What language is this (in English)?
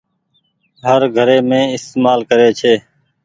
Goaria